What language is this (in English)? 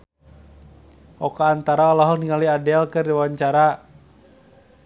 Sundanese